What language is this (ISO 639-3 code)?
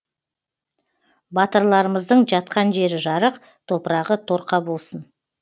kaz